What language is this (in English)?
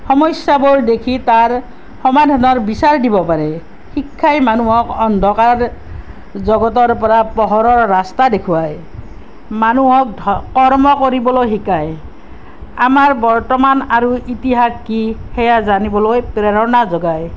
Assamese